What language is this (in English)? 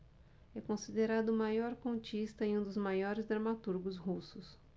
Portuguese